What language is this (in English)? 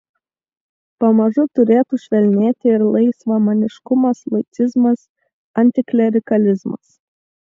Lithuanian